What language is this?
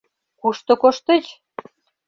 Mari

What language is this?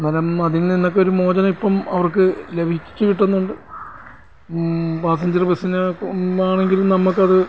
Malayalam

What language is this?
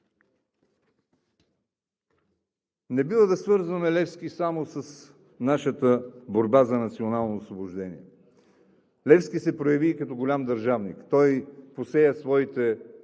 Bulgarian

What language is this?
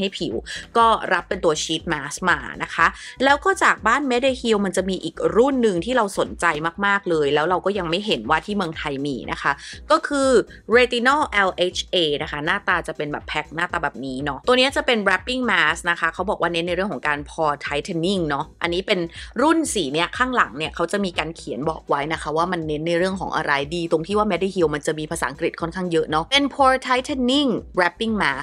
Thai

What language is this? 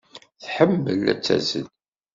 Kabyle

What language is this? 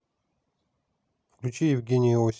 Russian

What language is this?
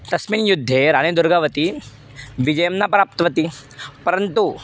Sanskrit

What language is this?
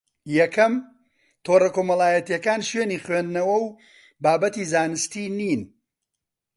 Central Kurdish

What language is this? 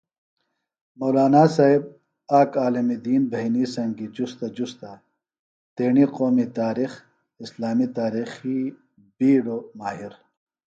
Phalura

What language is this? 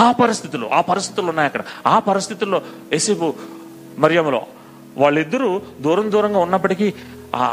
Telugu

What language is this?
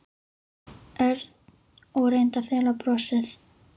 Icelandic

